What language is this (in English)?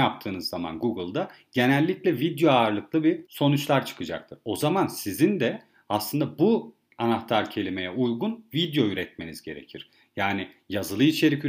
Turkish